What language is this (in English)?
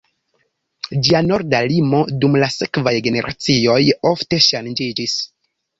Esperanto